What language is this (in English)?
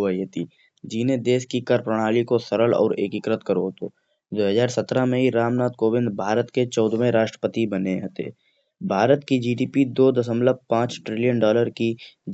Kanauji